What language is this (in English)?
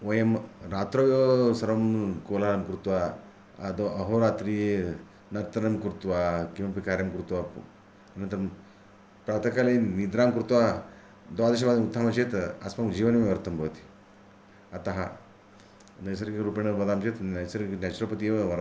Sanskrit